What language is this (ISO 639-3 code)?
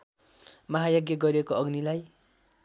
nep